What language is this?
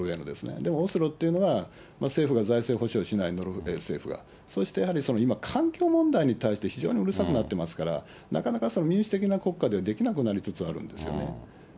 Japanese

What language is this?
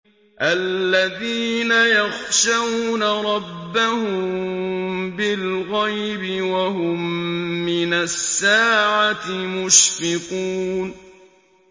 Arabic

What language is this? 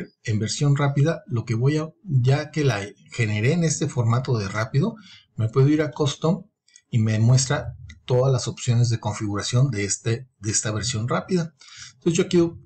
Spanish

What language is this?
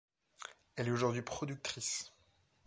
French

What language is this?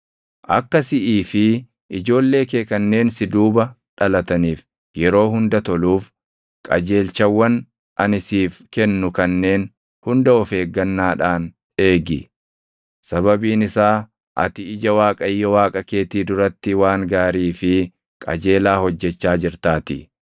Oromo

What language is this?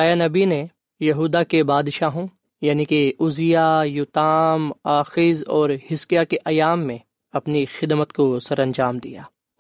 Urdu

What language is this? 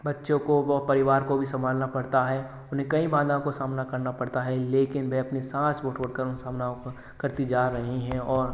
Hindi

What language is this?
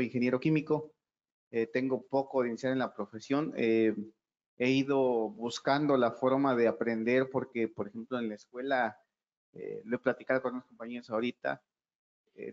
Spanish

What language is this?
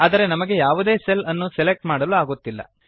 Kannada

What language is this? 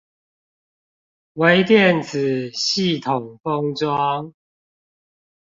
Chinese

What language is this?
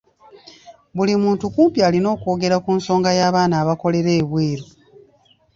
Ganda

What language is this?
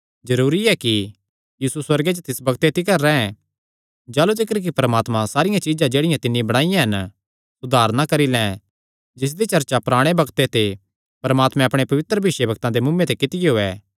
Kangri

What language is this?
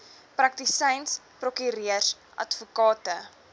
Afrikaans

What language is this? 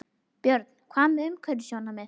Icelandic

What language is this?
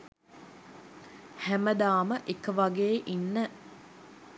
Sinhala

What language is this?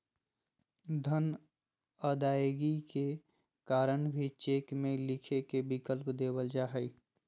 Magahi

